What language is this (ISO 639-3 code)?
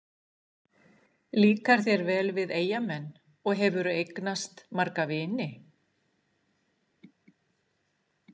isl